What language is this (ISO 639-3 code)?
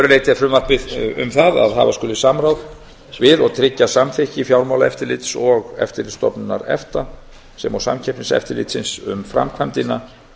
isl